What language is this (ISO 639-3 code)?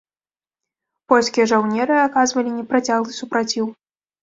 bel